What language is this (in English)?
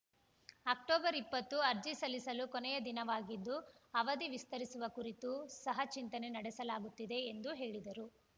Kannada